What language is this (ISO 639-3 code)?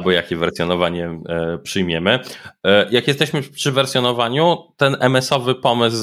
pol